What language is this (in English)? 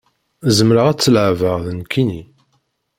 Kabyle